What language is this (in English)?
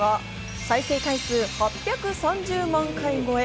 Japanese